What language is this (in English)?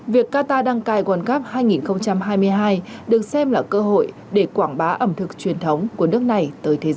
Vietnamese